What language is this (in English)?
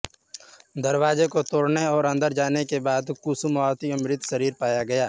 Hindi